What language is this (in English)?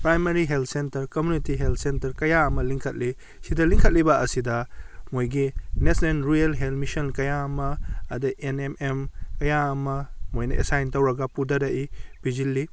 Manipuri